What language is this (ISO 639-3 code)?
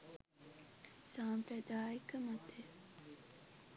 sin